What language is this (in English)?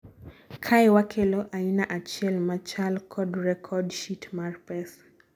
Luo (Kenya and Tanzania)